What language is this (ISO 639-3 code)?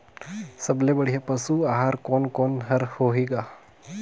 hne